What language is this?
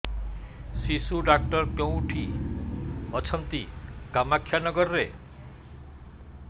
Odia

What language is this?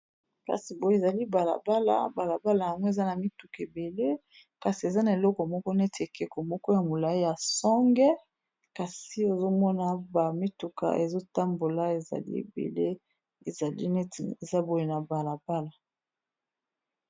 Lingala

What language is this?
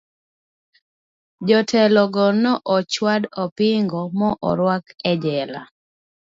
Luo (Kenya and Tanzania)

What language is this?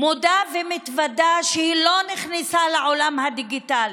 Hebrew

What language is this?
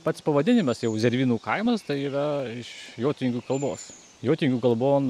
Lithuanian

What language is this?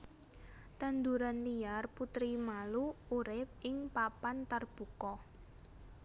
Javanese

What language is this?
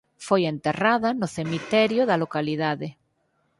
Galician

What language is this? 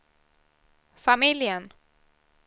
Swedish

